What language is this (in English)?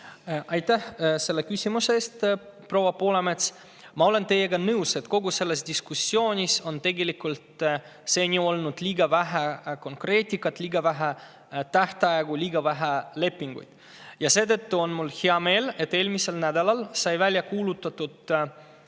Estonian